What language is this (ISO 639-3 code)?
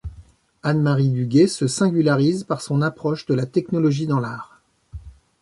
fra